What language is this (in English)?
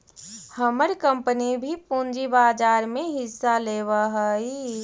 Magahi